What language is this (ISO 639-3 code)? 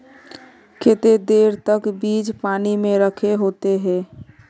mag